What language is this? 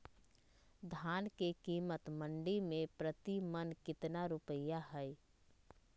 Magahi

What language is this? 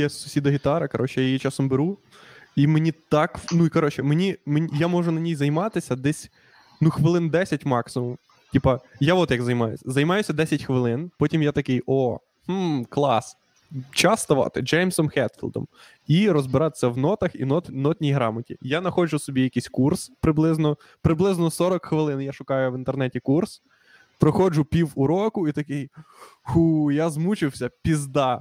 Ukrainian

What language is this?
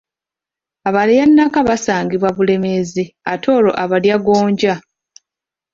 Ganda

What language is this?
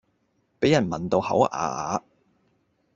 Cantonese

